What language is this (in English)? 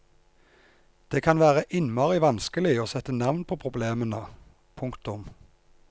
Norwegian